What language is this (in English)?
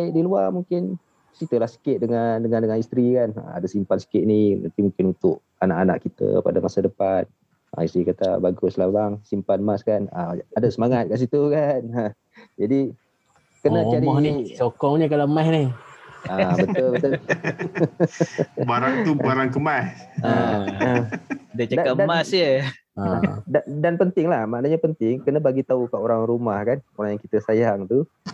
Malay